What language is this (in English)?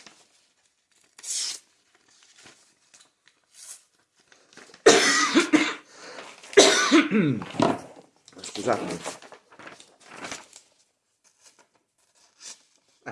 Italian